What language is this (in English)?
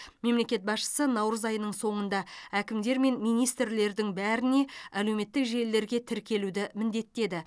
Kazakh